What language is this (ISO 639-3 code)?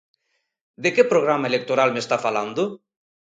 glg